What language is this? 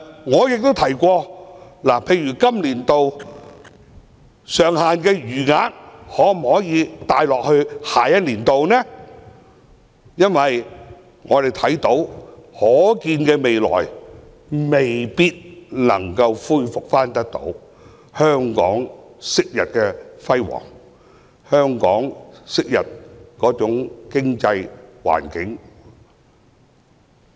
Cantonese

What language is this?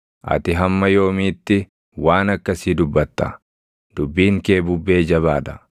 Oromo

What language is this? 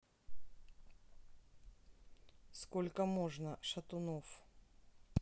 Russian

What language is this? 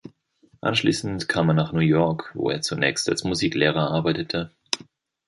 German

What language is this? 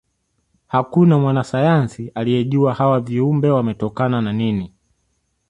Swahili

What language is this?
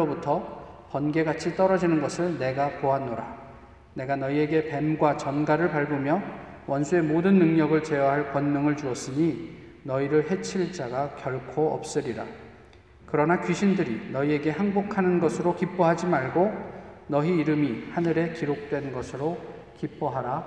Korean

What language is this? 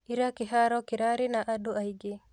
Kikuyu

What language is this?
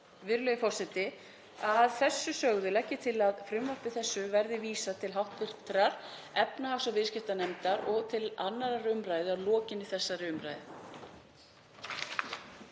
Icelandic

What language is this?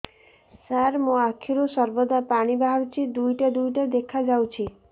Odia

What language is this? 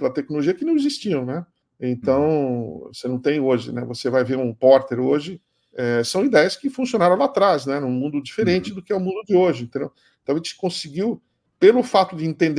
Portuguese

